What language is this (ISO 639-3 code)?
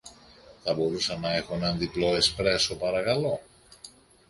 ell